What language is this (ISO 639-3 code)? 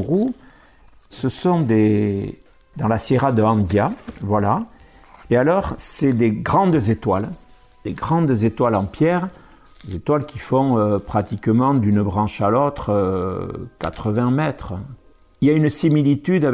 fra